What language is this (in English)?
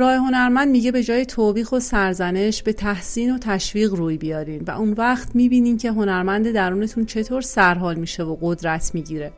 Persian